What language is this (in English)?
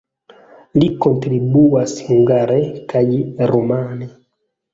Esperanto